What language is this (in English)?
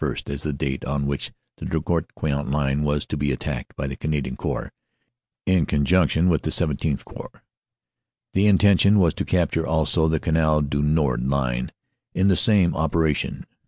English